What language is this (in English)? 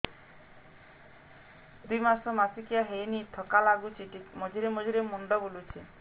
Odia